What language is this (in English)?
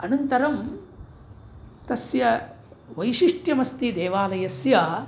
Sanskrit